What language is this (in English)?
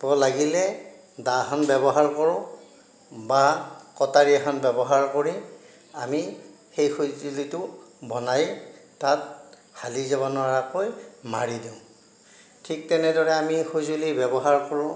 Assamese